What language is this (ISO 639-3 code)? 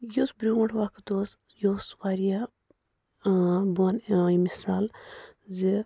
kas